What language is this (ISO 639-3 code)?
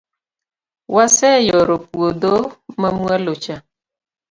luo